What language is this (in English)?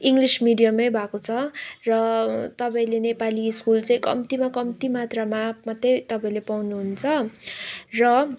Nepali